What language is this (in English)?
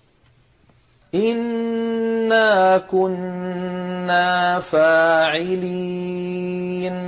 Arabic